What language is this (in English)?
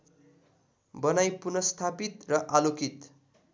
Nepali